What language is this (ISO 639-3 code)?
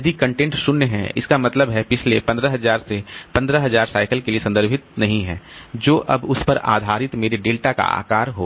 hin